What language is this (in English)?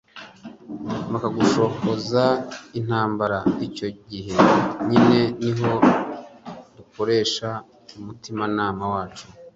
Kinyarwanda